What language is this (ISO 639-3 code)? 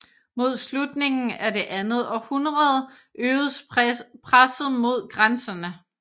dan